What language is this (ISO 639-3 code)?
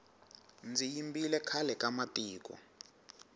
tso